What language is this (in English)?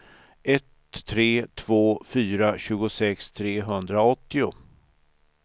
Swedish